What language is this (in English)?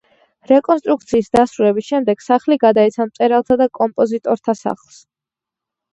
Georgian